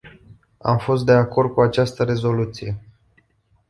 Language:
Romanian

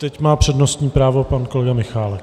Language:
Czech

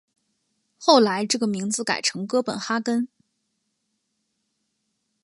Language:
Chinese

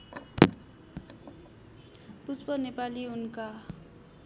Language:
Nepali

